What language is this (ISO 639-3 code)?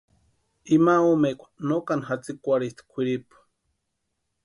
pua